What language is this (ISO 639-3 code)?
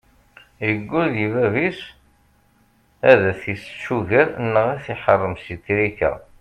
kab